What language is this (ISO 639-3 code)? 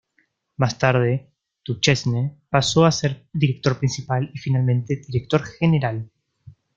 spa